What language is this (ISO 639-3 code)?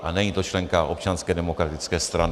ces